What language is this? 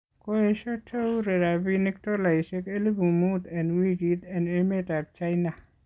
Kalenjin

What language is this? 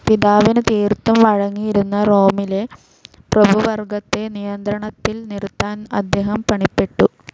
Malayalam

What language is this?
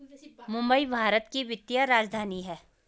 Hindi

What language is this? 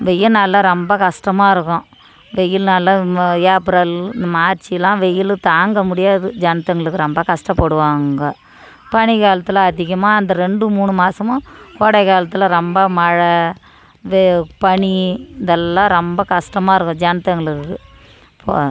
Tamil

